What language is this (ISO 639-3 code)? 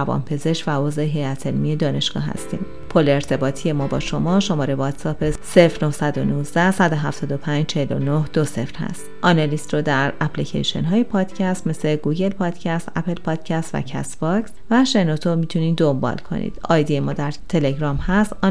fas